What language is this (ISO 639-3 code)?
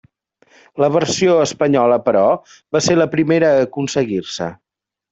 cat